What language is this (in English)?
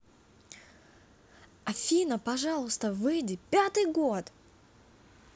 Russian